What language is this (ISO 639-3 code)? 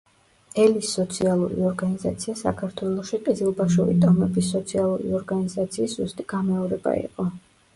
kat